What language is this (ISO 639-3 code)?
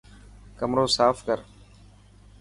mki